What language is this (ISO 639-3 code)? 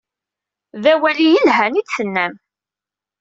kab